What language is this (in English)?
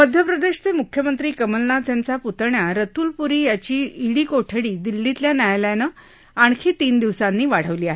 Marathi